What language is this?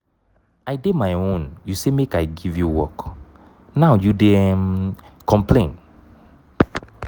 Nigerian Pidgin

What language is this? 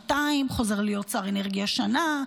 Hebrew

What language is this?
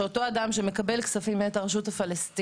Hebrew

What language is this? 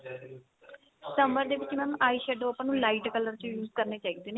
Punjabi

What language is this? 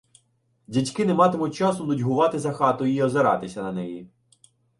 Ukrainian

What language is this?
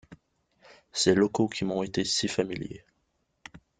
French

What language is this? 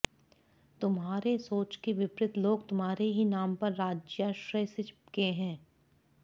Sanskrit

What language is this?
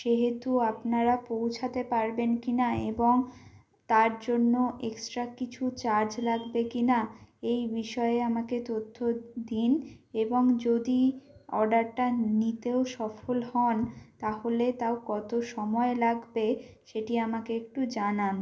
Bangla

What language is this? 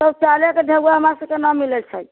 Maithili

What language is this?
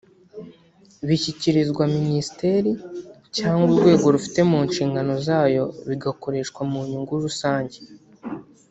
Kinyarwanda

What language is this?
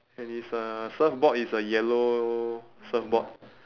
English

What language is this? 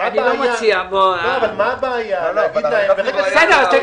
Hebrew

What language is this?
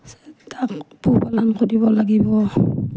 Assamese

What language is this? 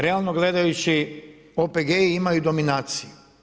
Croatian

